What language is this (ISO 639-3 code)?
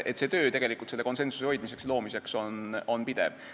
est